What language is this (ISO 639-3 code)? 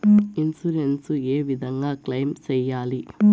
tel